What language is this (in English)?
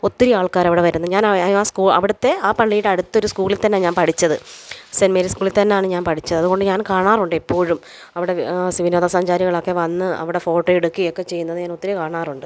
Malayalam